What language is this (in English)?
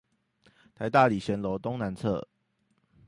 Chinese